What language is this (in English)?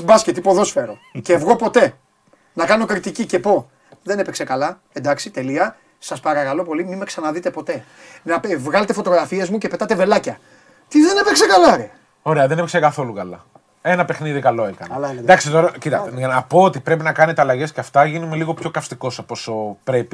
Greek